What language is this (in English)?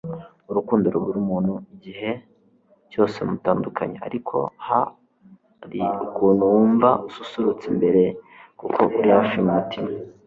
Kinyarwanda